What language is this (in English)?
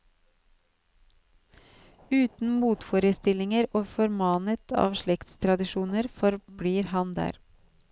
Norwegian